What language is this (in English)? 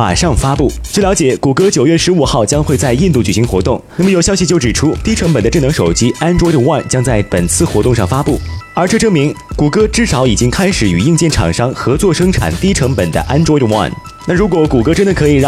Chinese